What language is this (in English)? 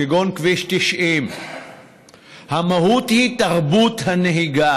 Hebrew